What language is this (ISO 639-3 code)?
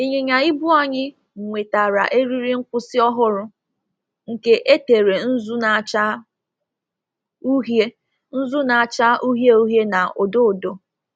ibo